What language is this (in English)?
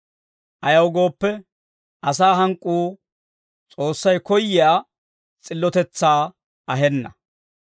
Dawro